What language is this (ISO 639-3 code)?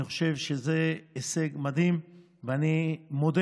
heb